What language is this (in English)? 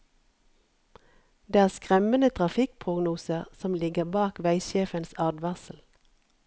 Norwegian